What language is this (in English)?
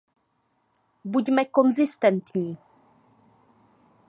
Czech